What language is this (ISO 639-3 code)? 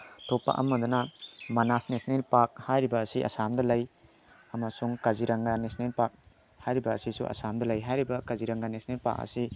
mni